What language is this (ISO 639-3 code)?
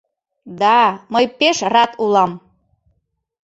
chm